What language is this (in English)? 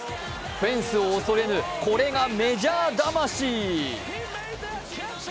Japanese